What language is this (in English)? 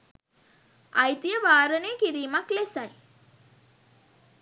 Sinhala